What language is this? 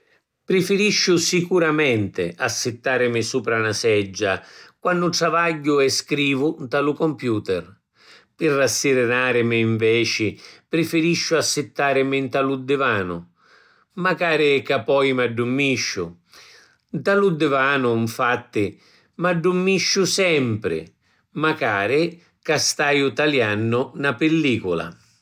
Sicilian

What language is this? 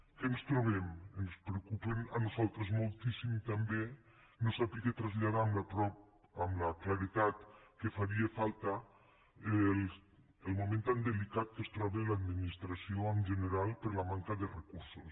Catalan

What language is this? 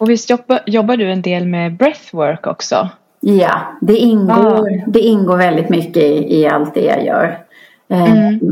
Swedish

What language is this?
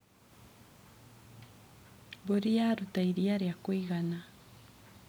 Kikuyu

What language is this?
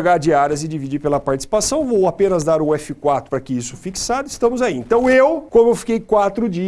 Portuguese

